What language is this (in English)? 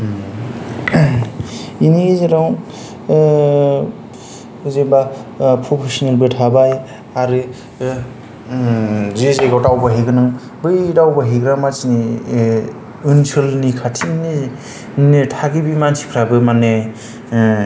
Bodo